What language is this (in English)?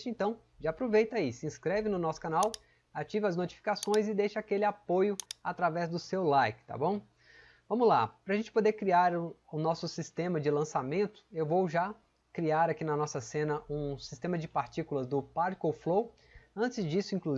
Portuguese